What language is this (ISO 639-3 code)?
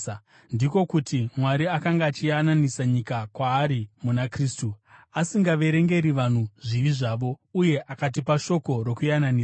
sna